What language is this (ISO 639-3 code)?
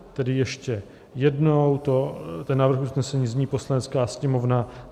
ces